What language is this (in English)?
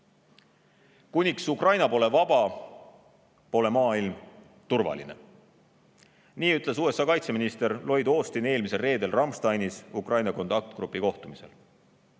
Estonian